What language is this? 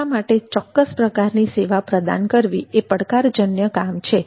Gujarati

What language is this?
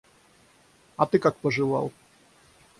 Russian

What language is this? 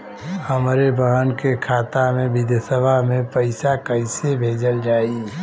Bhojpuri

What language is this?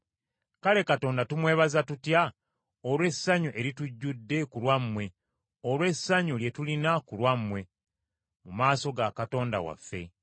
Ganda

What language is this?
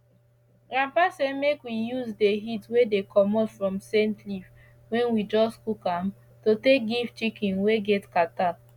Nigerian Pidgin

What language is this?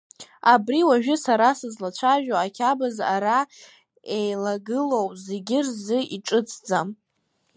Abkhazian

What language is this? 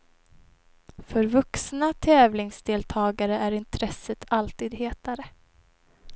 Swedish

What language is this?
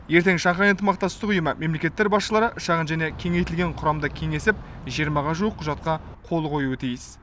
Kazakh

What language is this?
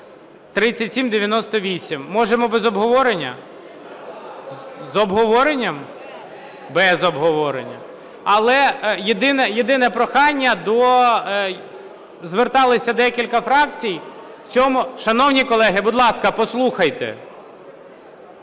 Ukrainian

